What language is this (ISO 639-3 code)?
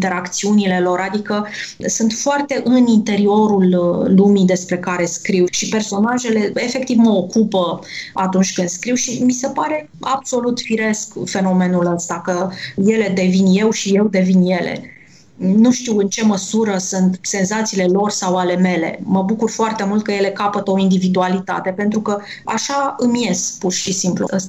ron